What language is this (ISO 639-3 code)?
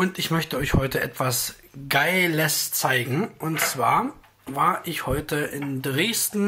deu